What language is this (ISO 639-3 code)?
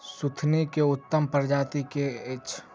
mai